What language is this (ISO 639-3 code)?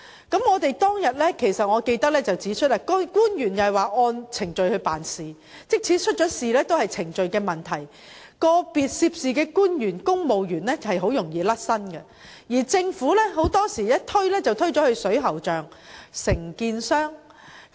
yue